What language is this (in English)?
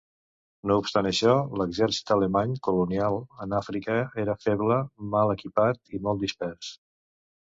Catalan